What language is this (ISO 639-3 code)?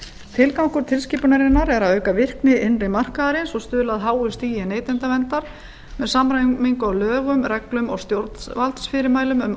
isl